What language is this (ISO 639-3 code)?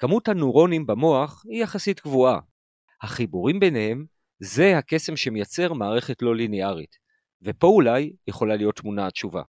heb